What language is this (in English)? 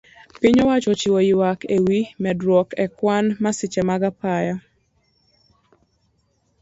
Luo (Kenya and Tanzania)